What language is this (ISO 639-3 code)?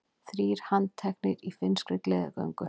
isl